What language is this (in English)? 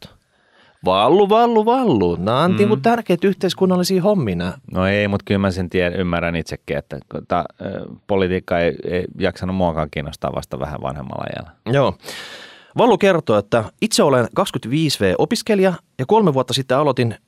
Finnish